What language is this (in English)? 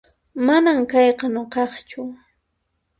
Puno Quechua